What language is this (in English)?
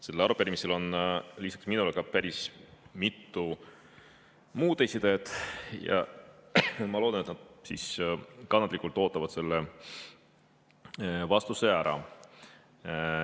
Estonian